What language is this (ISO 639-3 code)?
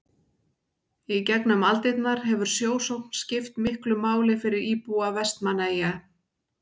isl